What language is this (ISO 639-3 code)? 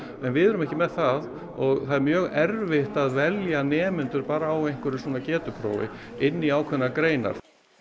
isl